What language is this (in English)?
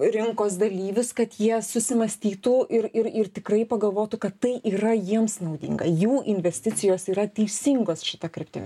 Lithuanian